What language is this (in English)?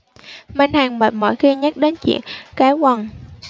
Vietnamese